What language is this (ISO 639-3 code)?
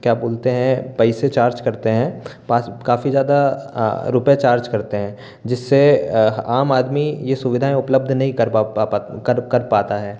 hin